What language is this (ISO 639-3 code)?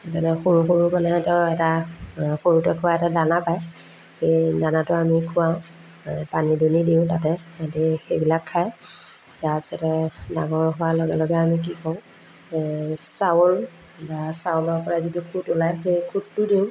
asm